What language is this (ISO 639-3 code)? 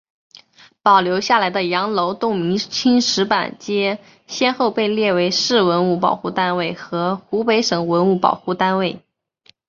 zho